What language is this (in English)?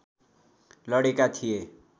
Nepali